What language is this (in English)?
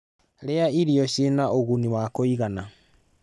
Kikuyu